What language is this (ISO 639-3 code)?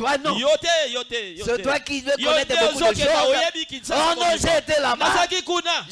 fra